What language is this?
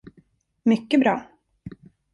Swedish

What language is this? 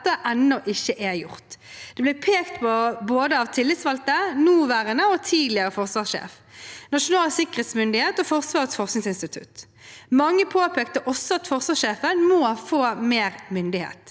Norwegian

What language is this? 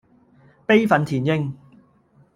Cantonese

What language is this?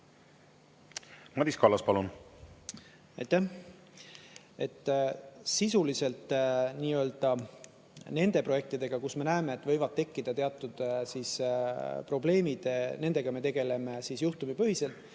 Estonian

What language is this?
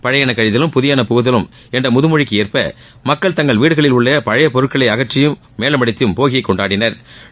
Tamil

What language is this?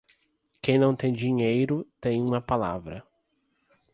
Portuguese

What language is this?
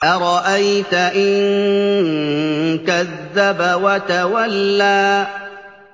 Arabic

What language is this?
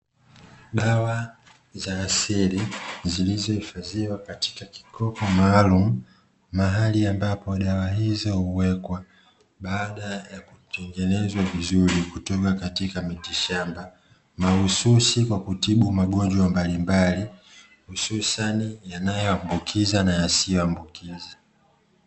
Swahili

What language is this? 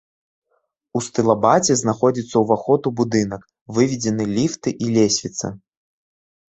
Belarusian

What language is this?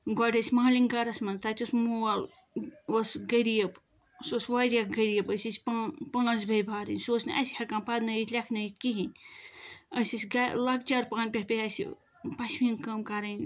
Kashmiri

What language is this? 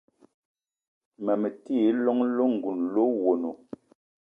Eton (Cameroon)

